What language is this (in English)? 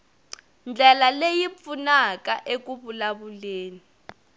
Tsonga